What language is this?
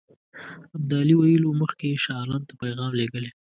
Pashto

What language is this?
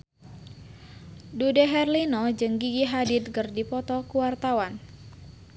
Sundanese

